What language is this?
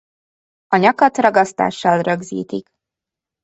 Hungarian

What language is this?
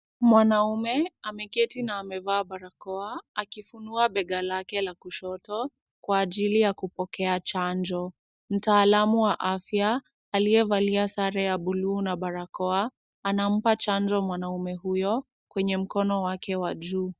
Swahili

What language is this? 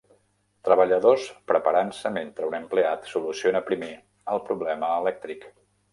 Catalan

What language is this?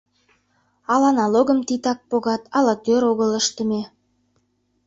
Mari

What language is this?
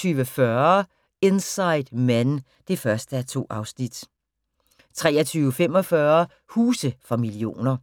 Danish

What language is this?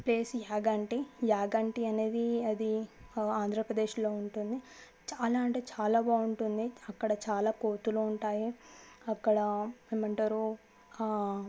Telugu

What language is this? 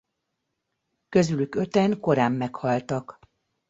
Hungarian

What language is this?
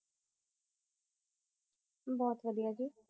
Punjabi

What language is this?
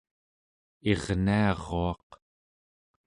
Central Yupik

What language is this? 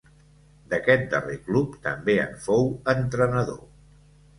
Catalan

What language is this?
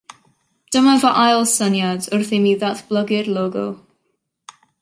Welsh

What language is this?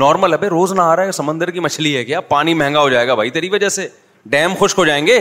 Urdu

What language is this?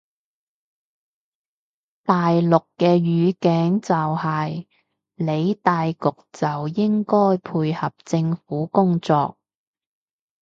Cantonese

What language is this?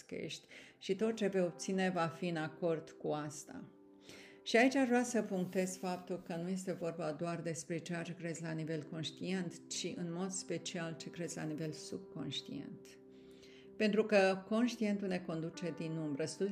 Romanian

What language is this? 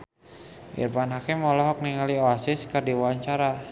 Sundanese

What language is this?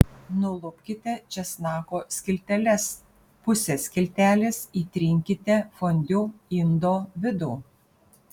Lithuanian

